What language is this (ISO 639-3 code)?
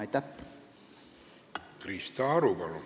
est